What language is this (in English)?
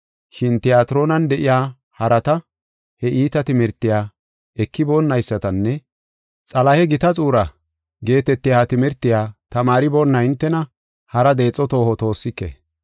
Gofa